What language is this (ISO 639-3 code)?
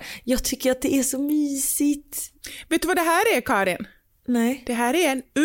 swe